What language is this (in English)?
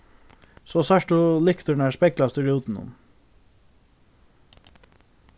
Faroese